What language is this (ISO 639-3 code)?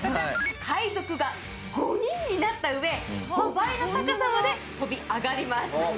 jpn